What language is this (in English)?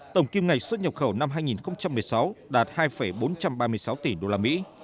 Vietnamese